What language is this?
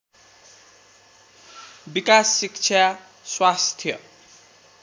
Nepali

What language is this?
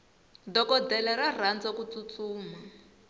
Tsonga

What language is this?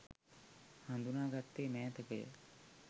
Sinhala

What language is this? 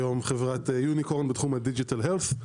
Hebrew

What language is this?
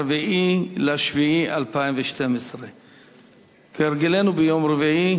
Hebrew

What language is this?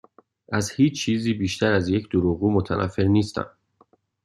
Persian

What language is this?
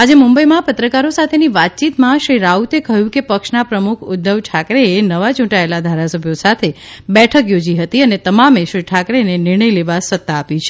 Gujarati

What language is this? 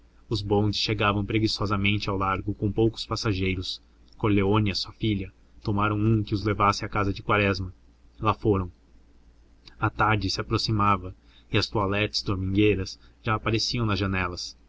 Portuguese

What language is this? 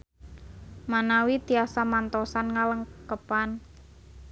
Sundanese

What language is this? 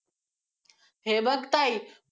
Marathi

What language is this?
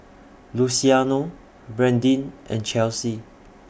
English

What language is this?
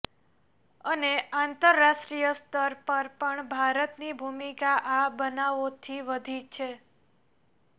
Gujarati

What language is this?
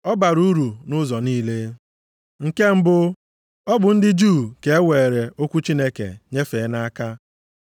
Igbo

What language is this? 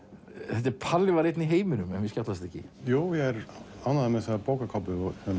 Icelandic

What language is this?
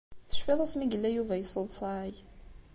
Kabyle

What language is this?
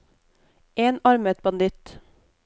Norwegian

